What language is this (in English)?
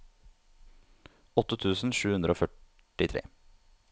Norwegian